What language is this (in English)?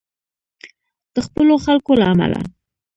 Pashto